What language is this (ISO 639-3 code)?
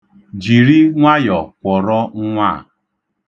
ibo